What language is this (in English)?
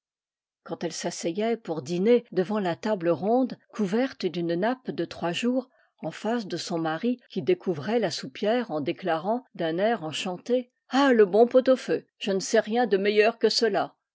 French